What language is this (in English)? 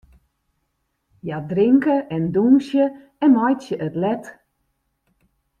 Western Frisian